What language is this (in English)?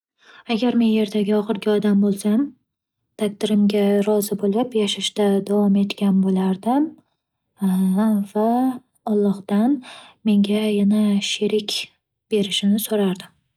Uzbek